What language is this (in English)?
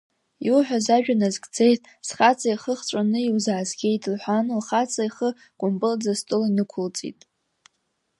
Abkhazian